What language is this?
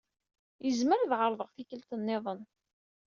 Kabyle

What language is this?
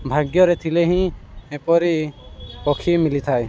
Odia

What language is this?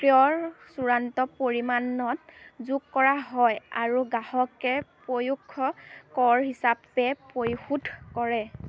Assamese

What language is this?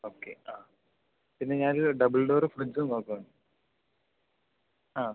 Malayalam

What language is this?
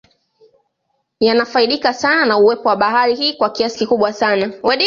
Swahili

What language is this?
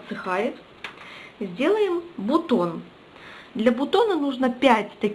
Russian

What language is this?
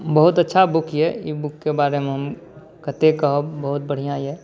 Maithili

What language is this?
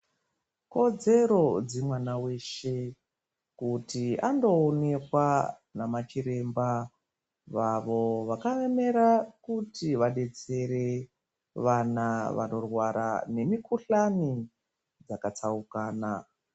Ndau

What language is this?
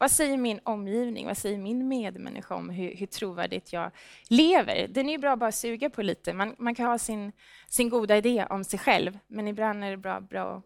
Swedish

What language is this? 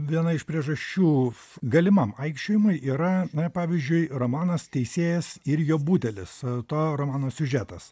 Lithuanian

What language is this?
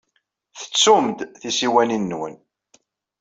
Kabyle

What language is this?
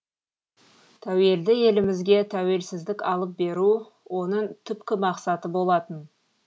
Kazakh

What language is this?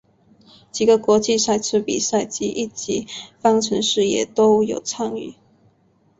Chinese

